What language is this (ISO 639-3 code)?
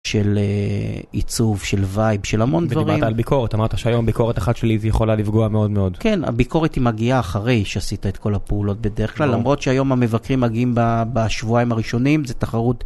heb